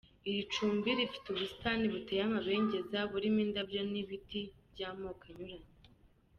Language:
Kinyarwanda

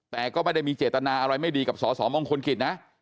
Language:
Thai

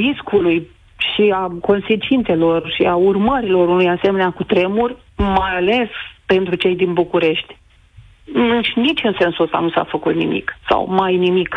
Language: Romanian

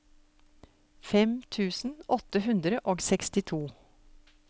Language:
Norwegian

